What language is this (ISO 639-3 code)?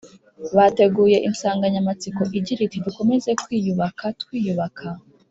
kin